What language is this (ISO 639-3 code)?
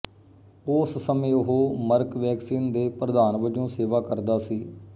pan